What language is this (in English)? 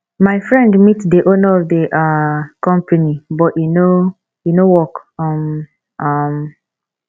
Nigerian Pidgin